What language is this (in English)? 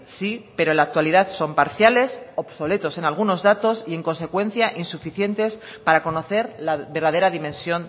Spanish